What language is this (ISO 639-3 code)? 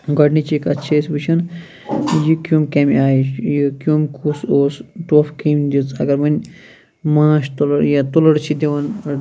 kas